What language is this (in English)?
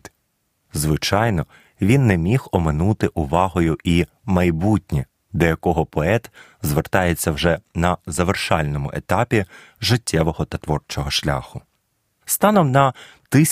Ukrainian